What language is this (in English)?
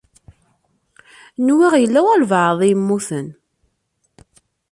Kabyle